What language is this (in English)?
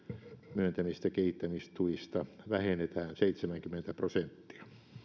Finnish